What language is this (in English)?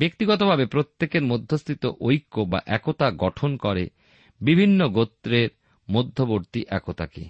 Bangla